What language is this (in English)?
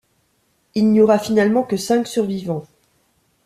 French